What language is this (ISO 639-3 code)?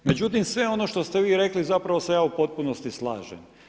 hrv